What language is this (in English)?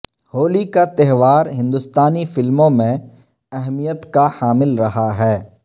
Urdu